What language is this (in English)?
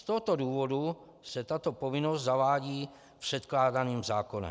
Czech